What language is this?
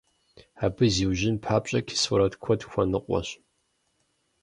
Kabardian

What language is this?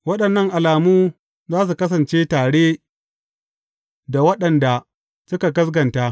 Hausa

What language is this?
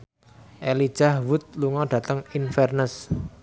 Javanese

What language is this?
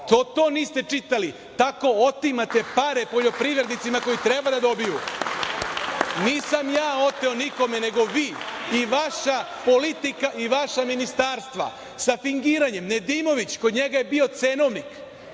Serbian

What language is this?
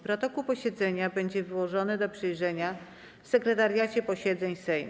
Polish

